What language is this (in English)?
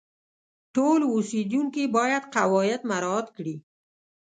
Pashto